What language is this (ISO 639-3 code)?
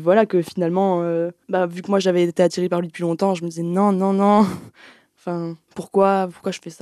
fra